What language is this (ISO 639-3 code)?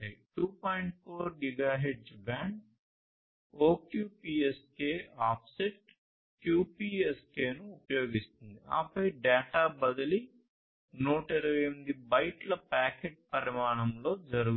tel